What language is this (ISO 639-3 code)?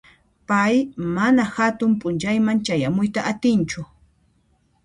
qxp